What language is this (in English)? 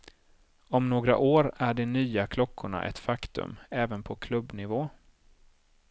Swedish